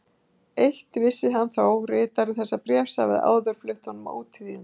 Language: Icelandic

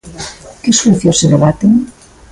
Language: Galician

